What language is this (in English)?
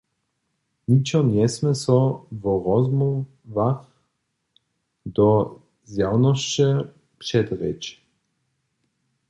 Upper Sorbian